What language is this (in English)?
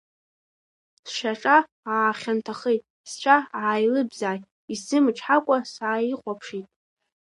Abkhazian